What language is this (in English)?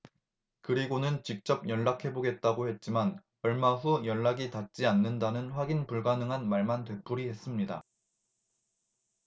Korean